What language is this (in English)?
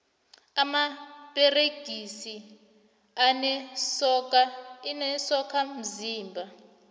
South Ndebele